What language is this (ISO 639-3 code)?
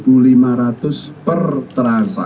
ind